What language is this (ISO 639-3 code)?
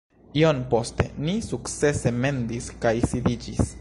epo